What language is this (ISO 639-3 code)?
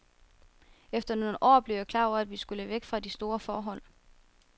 dan